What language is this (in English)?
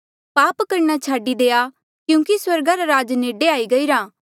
Mandeali